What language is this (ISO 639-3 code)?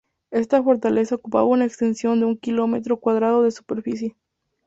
spa